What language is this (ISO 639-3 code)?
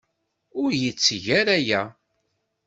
kab